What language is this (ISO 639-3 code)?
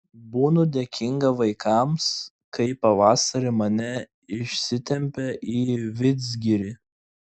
lit